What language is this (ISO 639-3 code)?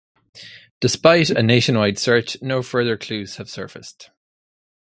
eng